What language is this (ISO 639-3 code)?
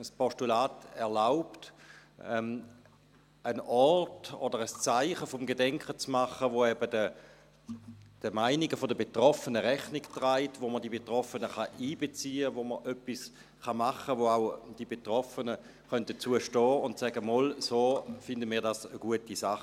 gsw